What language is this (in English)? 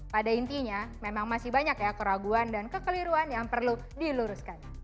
Indonesian